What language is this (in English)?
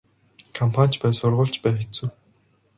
Mongolian